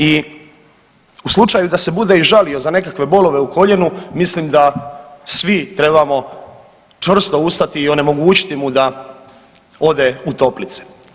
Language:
Croatian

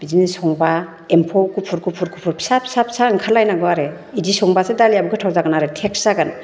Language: Bodo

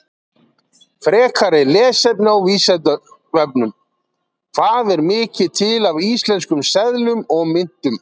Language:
Icelandic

